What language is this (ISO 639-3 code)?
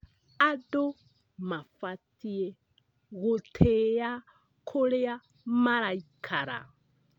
kik